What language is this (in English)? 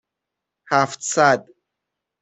Persian